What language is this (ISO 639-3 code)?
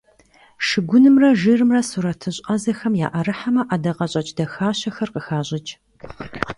kbd